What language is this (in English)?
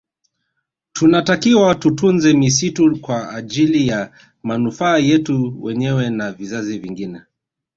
Swahili